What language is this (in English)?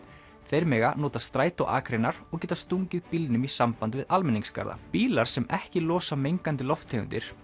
Icelandic